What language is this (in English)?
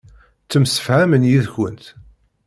Kabyle